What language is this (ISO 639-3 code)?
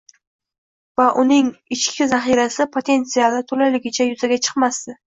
uzb